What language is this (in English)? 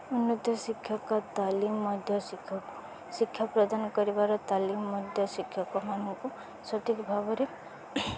Odia